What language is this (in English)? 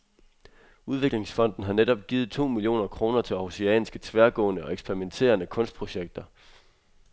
Danish